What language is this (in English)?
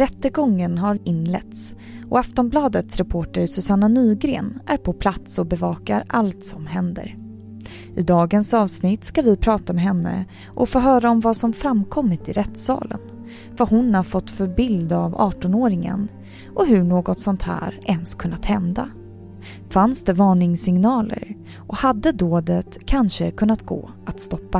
Swedish